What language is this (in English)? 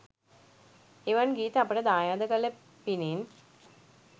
Sinhala